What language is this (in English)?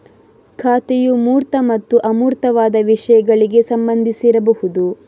Kannada